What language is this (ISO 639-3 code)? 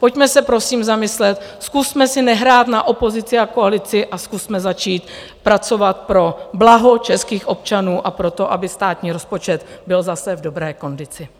ces